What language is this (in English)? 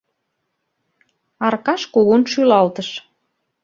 Mari